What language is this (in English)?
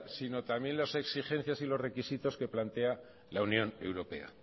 Spanish